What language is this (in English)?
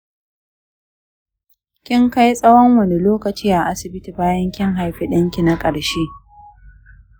Hausa